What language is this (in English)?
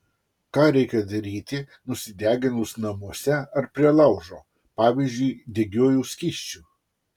Lithuanian